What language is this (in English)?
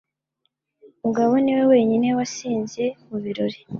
Kinyarwanda